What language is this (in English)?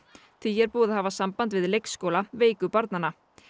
Icelandic